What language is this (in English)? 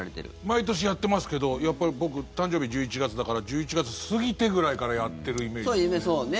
Japanese